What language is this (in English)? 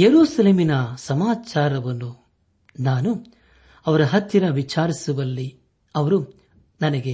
Kannada